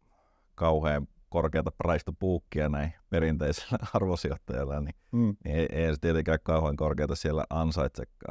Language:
Finnish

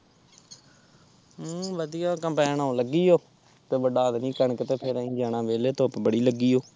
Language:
Punjabi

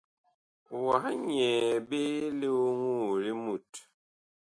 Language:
Bakoko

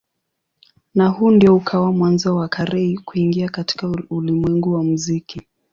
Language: Swahili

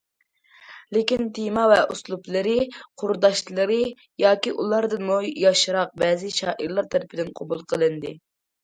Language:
Uyghur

